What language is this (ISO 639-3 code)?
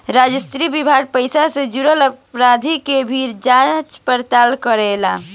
bho